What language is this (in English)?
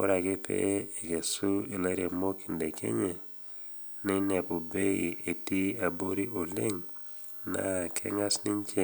Masai